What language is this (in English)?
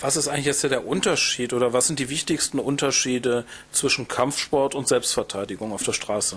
German